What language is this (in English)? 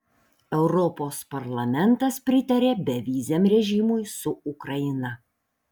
Lithuanian